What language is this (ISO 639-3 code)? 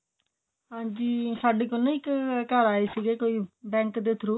pan